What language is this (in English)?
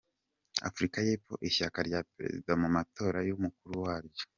Kinyarwanda